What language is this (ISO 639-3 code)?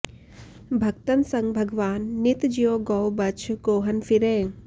san